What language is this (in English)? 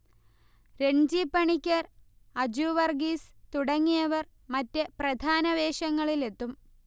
Malayalam